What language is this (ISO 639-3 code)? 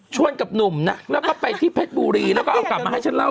tha